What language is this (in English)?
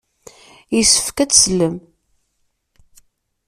Kabyle